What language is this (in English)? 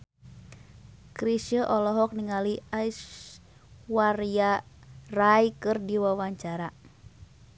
Sundanese